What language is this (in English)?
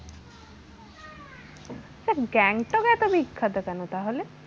Bangla